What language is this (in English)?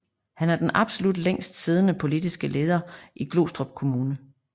Danish